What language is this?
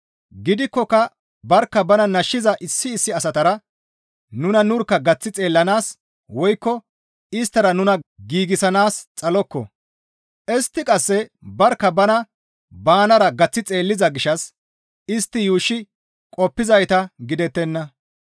Gamo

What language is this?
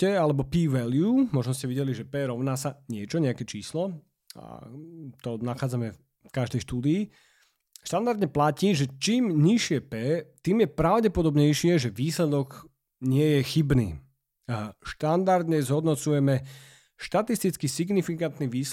Slovak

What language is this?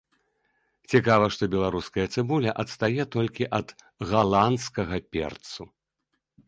Belarusian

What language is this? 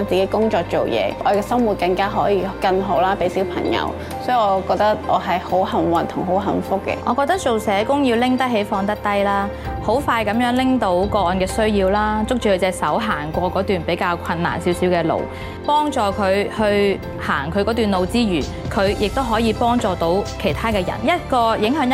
Chinese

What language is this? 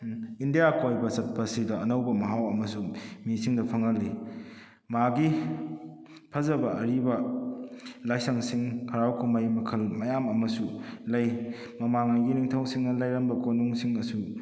Manipuri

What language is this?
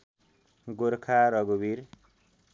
Nepali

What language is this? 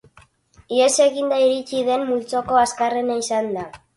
Basque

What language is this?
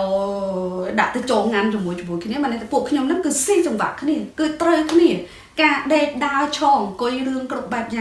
Vietnamese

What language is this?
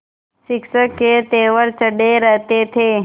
Hindi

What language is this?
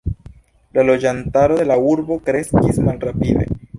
Esperanto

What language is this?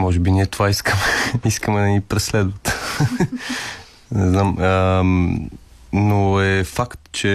Bulgarian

